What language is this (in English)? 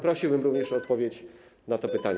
Polish